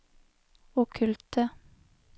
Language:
Norwegian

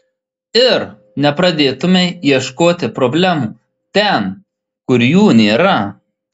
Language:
Lithuanian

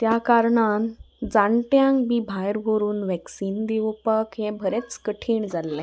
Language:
Konkani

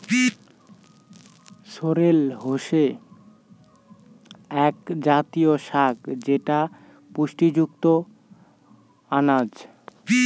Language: Bangla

